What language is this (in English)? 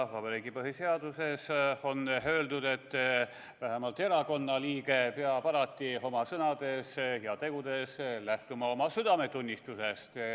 Estonian